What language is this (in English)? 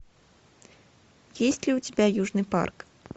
Russian